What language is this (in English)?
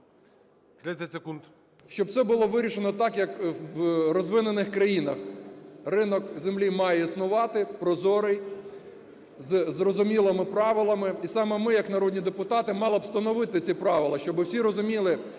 Ukrainian